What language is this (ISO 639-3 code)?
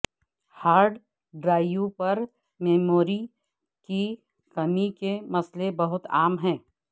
urd